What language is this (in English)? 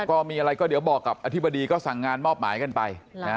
Thai